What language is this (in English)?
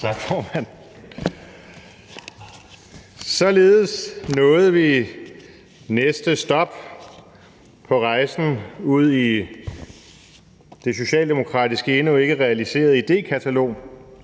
Danish